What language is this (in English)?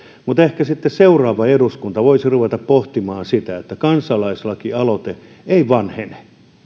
Finnish